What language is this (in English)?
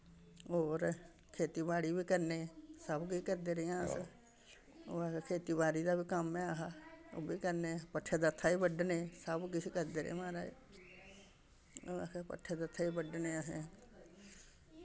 Dogri